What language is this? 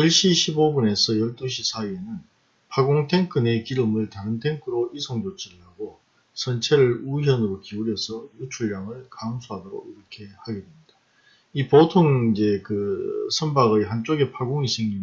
Korean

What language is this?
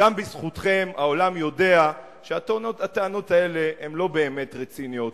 Hebrew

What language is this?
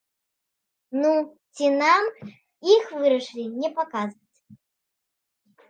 Belarusian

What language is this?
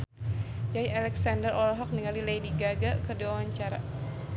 Sundanese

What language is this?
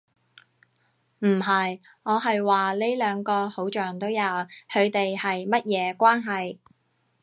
Cantonese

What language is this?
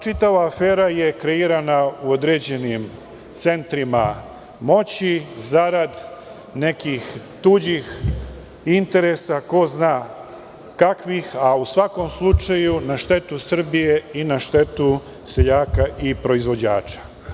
Serbian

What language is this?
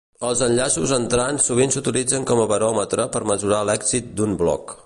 Catalan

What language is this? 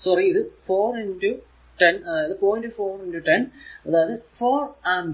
Malayalam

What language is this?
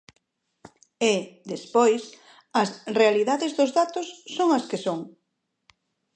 Galician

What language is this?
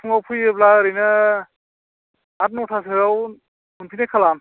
Bodo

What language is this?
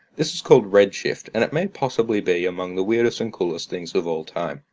English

